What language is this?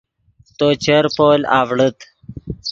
Yidgha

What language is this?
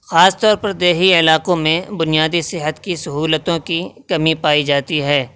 Urdu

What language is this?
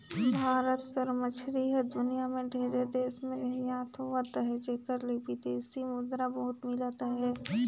Chhattisgarhi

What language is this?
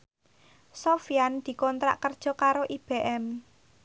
Javanese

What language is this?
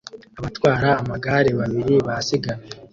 Kinyarwanda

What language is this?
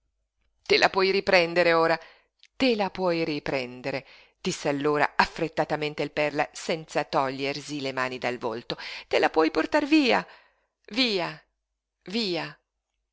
Italian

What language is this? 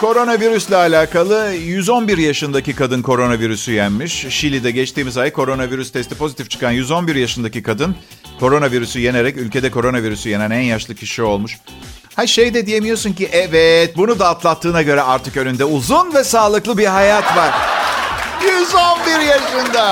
Turkish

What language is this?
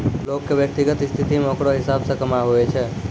Maithili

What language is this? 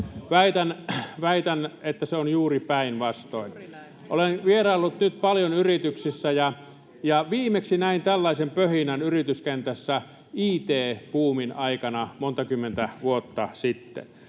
Finnish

